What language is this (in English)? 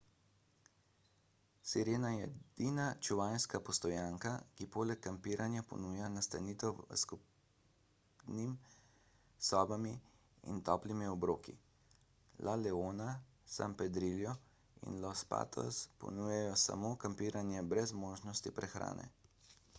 Slovenian